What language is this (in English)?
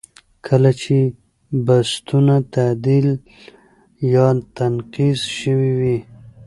Pashto